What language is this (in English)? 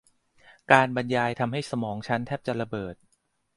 Thai